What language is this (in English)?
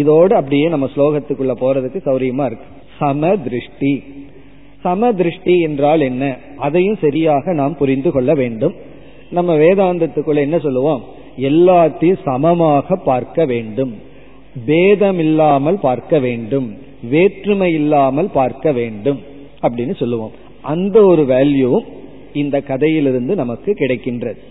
Tamil